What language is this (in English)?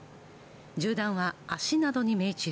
Japanese